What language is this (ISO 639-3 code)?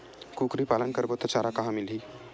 hne